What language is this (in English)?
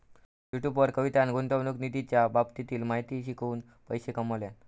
Marathi